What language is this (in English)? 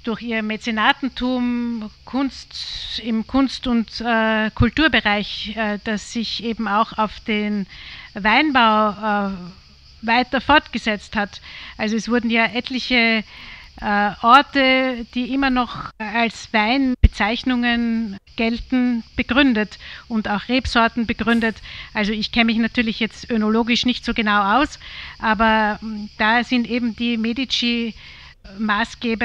German